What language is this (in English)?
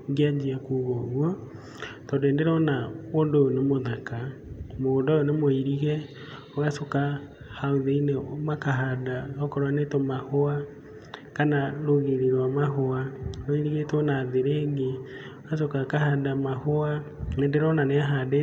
Kikuyu